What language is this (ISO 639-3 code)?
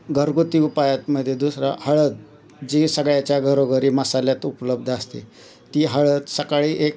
mar